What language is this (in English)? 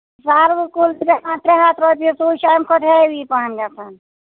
Kashmiri